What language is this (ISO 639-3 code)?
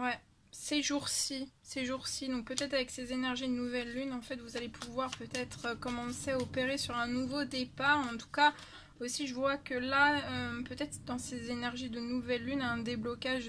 fra